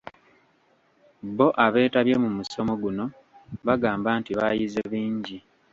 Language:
Ganda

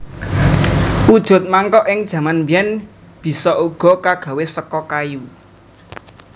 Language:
Javanese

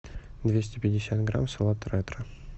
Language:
Russian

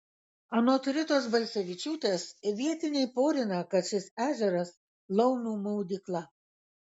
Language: Lithuanian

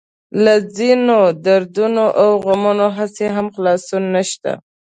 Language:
Pashto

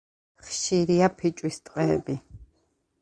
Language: Georgian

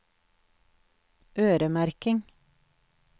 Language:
Norwegian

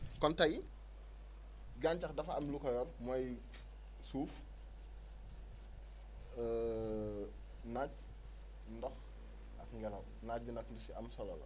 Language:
Wolof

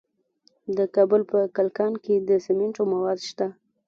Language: Pashto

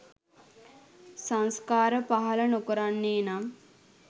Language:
Sinhala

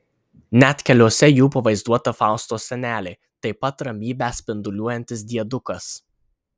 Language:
Lithuanian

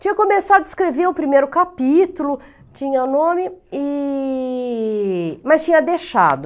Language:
Portuguese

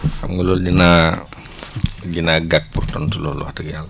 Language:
Wolof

